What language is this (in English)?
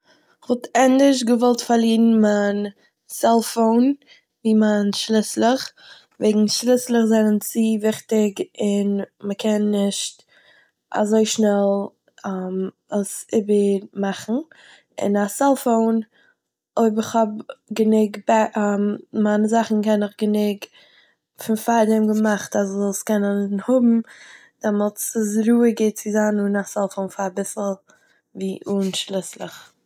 Yiddish